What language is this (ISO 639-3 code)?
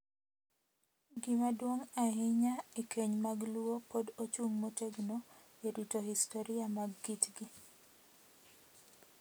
luo